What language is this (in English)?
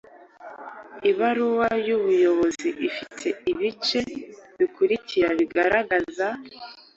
Kinyarwanda